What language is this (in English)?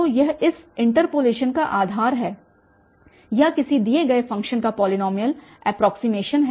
Hindi